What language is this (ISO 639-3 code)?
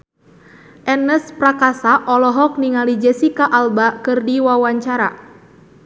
sun